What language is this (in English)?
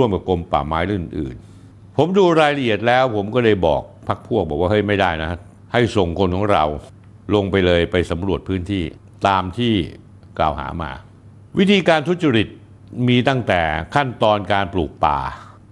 Thai